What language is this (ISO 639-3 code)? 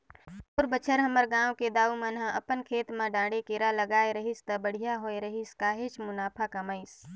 hne